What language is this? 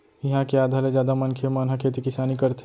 Chhattisgarhi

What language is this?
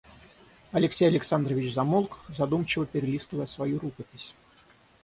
Russian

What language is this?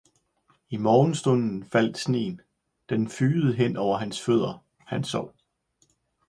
Danish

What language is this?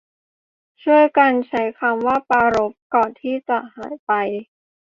Thai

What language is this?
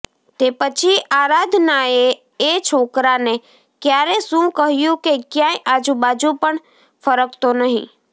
Gujarati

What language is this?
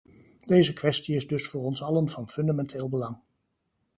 Dutch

